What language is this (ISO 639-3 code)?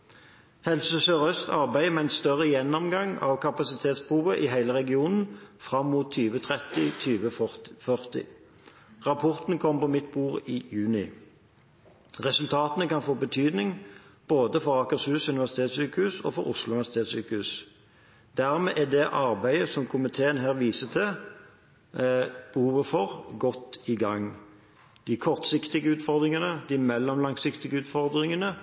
nob